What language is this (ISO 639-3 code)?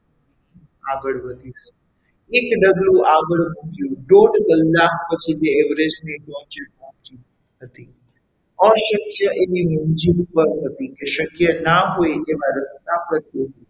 guj